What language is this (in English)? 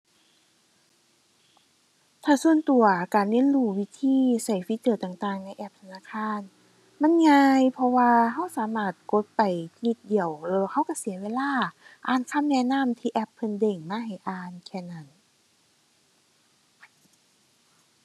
Thai